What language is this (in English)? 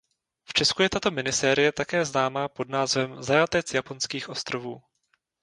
Czech